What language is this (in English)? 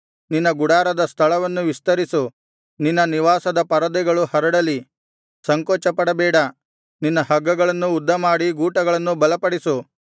Kannada